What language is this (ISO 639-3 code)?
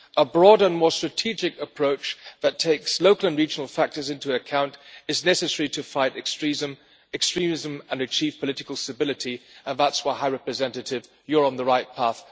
eng